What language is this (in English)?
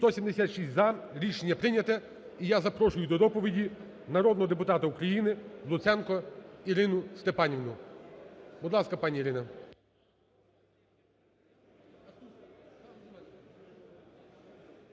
Ukrainian